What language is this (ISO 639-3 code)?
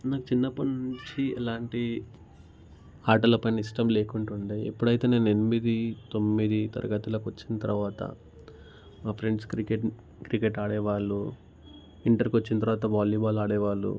tel